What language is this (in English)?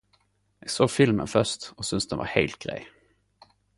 Norwegian Nynorsk